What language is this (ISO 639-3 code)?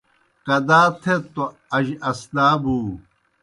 plk